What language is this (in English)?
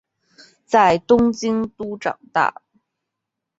Chinese